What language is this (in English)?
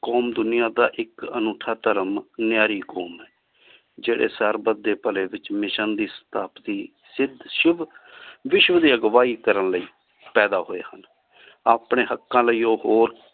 Punjabi